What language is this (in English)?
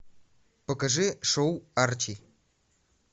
Russian